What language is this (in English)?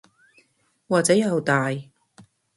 Cantonese